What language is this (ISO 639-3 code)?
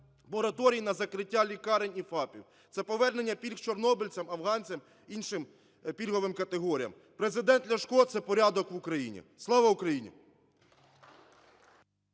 ukr